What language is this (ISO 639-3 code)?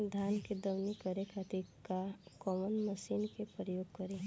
bho